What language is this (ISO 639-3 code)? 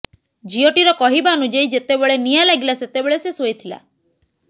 ori